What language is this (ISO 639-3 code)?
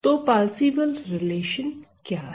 hin